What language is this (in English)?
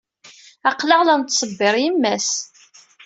Kabyle